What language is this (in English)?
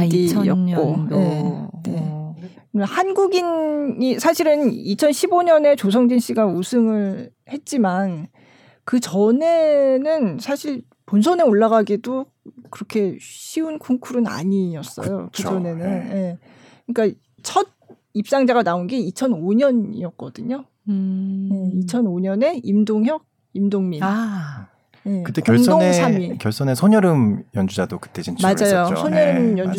Korean